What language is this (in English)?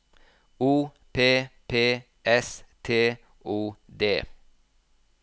Norwegian